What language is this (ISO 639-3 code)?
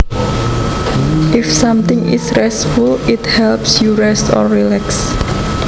jav